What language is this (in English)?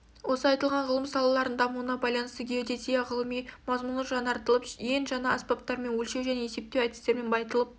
Kazakh